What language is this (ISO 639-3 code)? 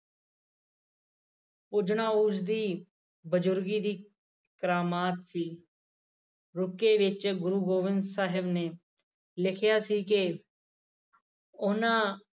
pan